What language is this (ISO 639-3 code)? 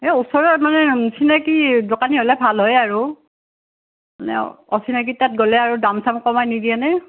asm